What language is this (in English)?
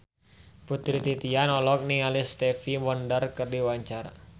Sundanese